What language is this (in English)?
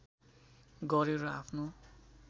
Nepali